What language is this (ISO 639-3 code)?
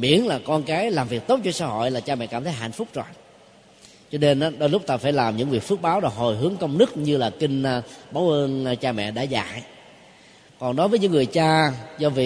vie